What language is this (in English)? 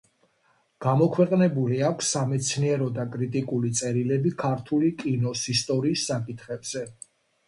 Georgian